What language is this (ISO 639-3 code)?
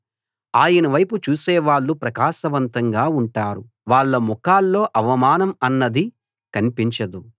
tel